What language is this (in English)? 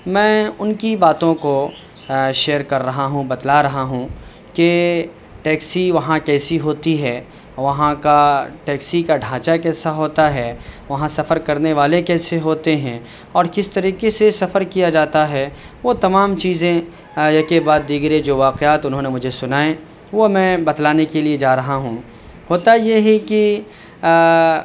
Urdu